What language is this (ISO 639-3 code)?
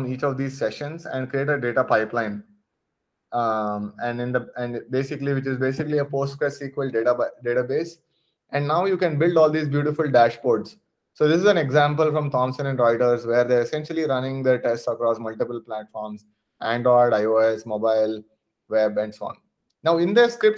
eng